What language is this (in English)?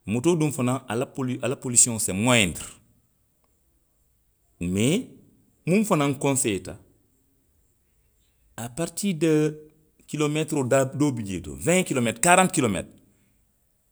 Western Maninkakan